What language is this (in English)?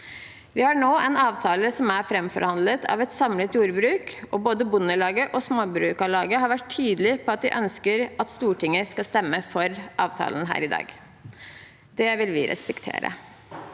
Norwegian